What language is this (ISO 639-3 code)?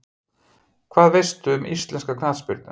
isl